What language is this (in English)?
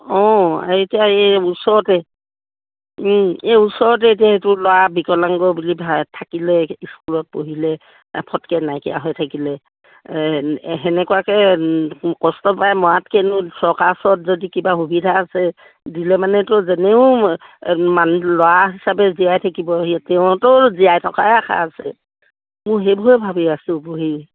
Assamese